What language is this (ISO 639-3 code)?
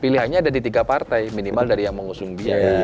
ind